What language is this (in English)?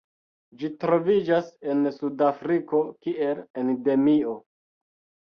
Esperanto